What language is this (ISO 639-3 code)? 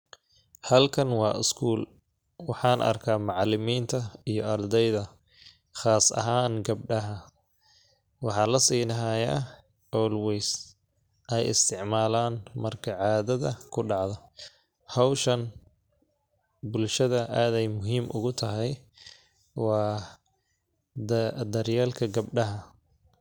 som